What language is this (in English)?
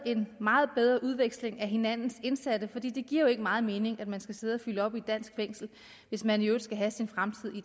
Danish